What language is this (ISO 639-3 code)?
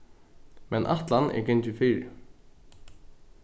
fao